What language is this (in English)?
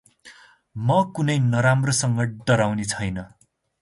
Nepali